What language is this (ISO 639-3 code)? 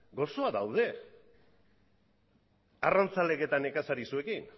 eus